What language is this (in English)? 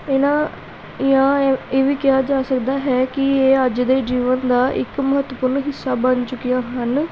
Punjabi